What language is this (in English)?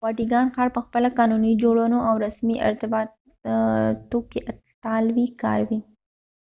Pashto